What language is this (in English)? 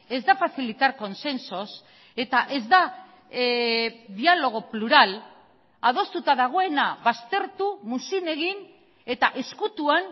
Basque